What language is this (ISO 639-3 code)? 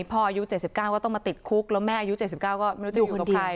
tha